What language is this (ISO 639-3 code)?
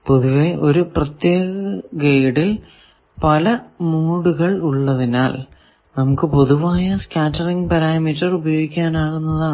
mal